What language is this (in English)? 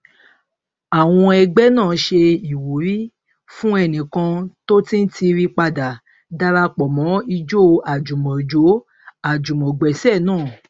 Yoruba